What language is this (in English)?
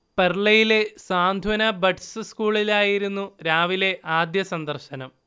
Malayalam